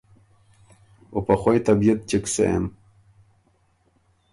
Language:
Ormuri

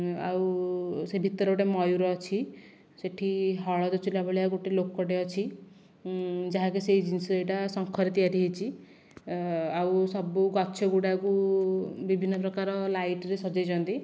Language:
Odia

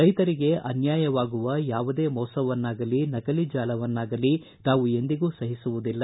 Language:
Kannada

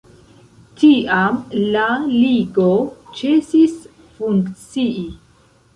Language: Esperanto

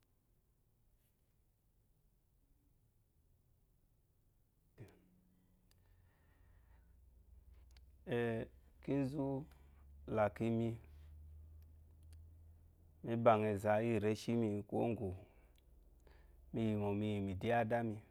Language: Eloyi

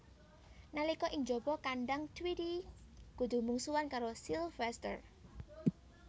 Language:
Javanese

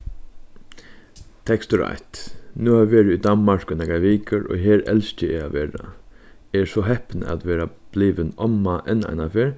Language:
Faroese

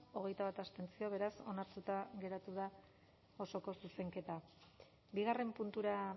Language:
Basque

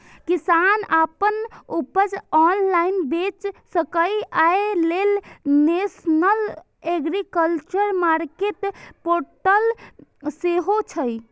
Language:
Maithili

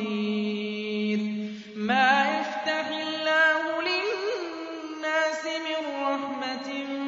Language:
Arabic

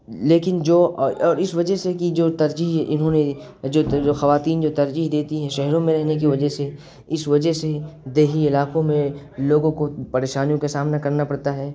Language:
Urdu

